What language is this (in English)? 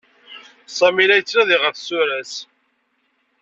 Kabyle